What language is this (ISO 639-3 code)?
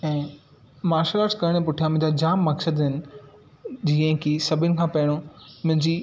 snd